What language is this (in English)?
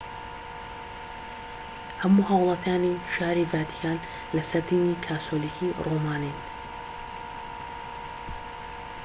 Central Kurdish